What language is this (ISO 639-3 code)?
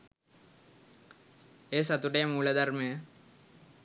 sin